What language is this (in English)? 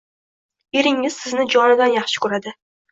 Uzbek